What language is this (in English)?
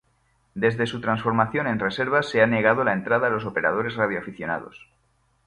Spanish